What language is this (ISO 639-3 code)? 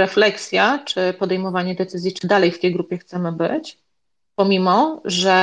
pol